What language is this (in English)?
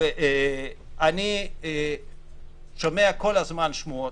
Hebrew